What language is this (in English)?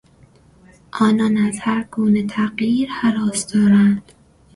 Persian